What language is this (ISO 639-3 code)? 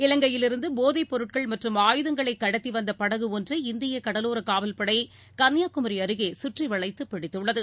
tam